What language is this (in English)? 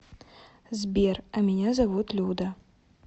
Russian